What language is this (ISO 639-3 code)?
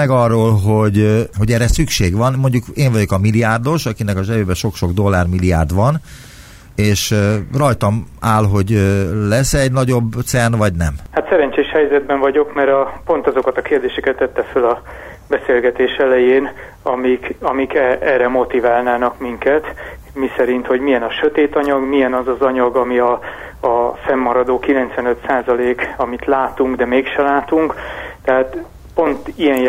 hun